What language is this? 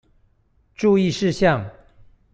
Chinese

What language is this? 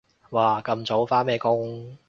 Cantonese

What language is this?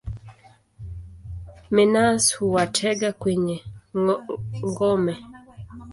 Swahili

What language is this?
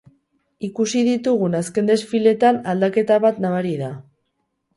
Basque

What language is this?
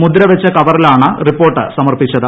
Malayalam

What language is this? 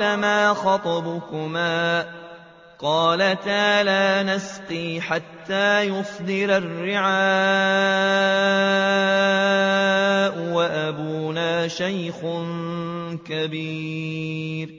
Arabic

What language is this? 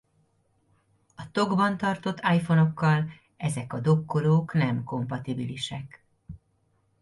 Hungarian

